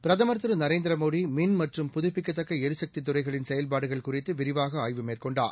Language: Tamil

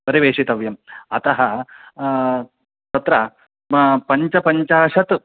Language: Sanskrit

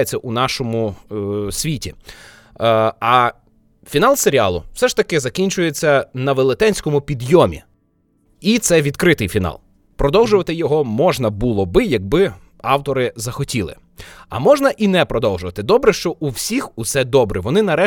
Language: Ukrainian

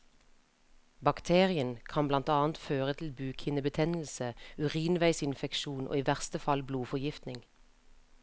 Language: Norwegian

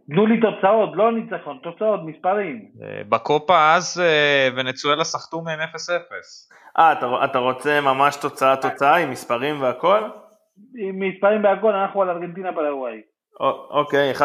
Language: Hebrew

